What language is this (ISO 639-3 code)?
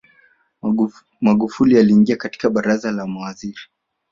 swa